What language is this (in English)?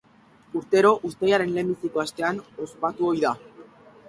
Basque